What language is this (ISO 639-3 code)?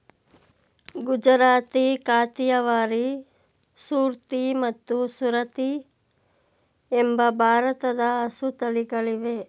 kan